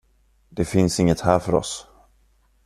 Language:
Swedish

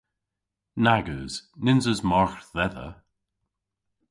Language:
Cornish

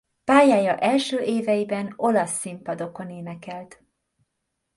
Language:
Hungarian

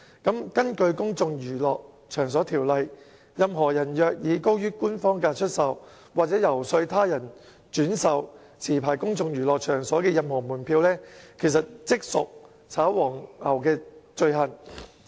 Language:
Cantonese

